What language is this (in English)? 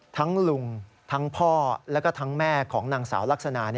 Thai